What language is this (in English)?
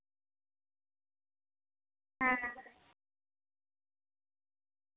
Santali